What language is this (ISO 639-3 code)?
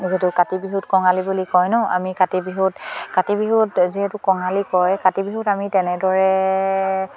asm